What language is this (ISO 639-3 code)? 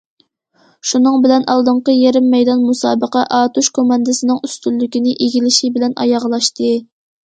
uig